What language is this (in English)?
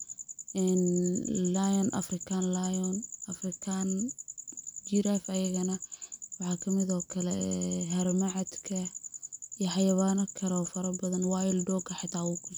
Somali